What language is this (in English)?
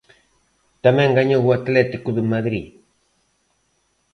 Galician